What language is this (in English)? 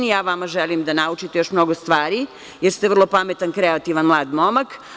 Serbian